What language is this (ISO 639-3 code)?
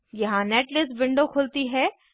hin